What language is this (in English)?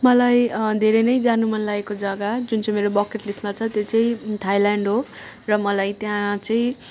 Nepali